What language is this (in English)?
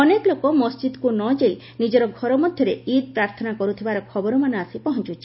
Odia